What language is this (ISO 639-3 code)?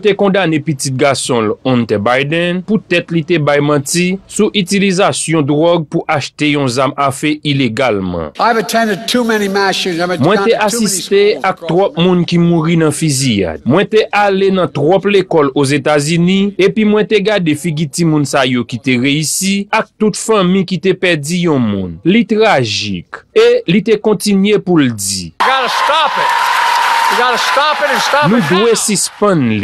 fra